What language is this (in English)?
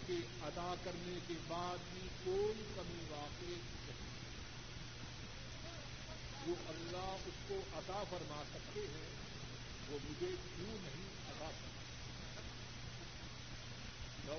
Urdu